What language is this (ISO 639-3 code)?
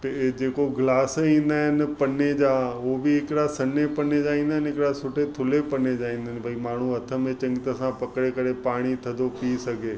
snd